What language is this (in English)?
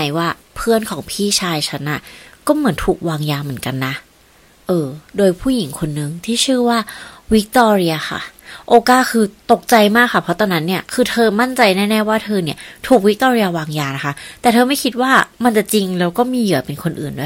Thai